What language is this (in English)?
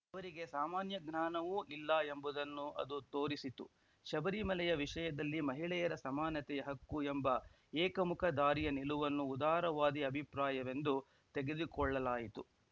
Kannada